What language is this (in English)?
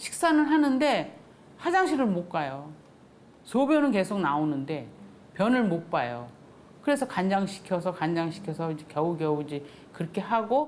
Korean